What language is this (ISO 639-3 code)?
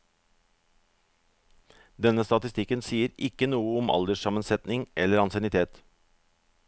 nor